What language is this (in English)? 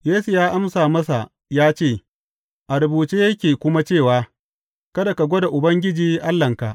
Hausa